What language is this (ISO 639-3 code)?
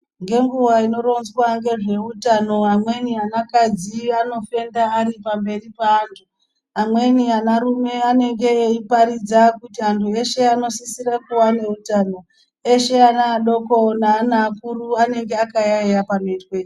ndc